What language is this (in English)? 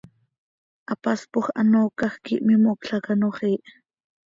Seri